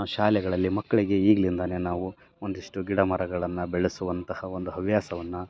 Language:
Kannada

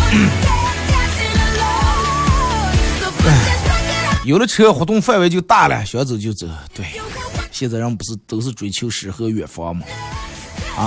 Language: Chinese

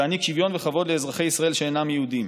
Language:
Hebrew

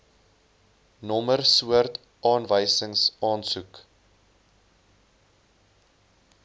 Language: Afrikaans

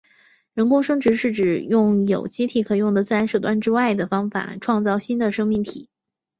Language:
Chinese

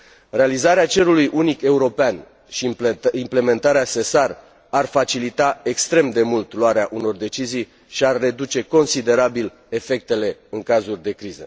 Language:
Romanian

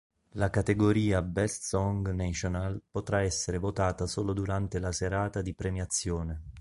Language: Italian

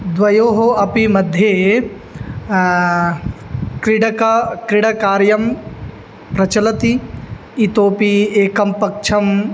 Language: Sanskrit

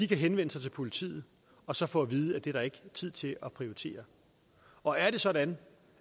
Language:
Danish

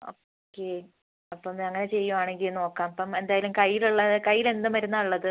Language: Malayalam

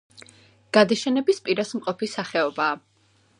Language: Georgian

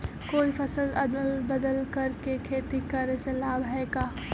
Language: Magahi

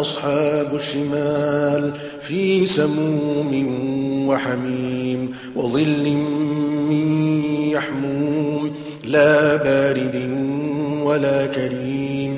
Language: Arabic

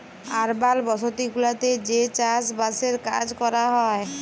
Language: Bangla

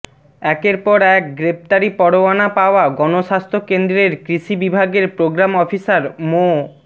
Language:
Bangla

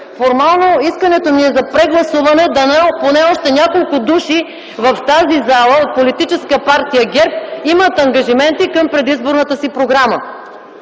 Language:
Bulgarian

